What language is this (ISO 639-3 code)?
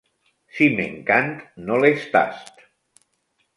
cat